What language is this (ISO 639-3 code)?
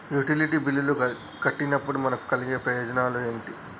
tel